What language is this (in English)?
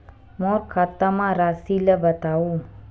Chhattisgarhi